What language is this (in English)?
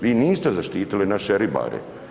Croatian